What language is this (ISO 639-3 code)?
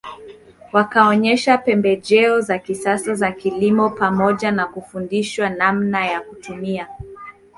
swa